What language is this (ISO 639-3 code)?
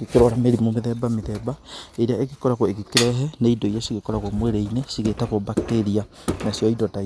kik